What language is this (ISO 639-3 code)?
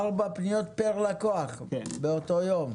heb